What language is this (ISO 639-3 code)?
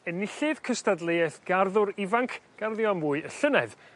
cym